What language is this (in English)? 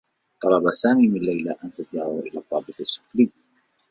Arabic